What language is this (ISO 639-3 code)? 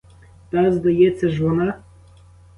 ukr